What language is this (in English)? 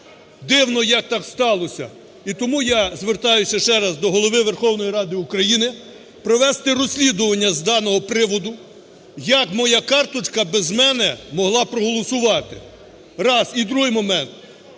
Ukrainian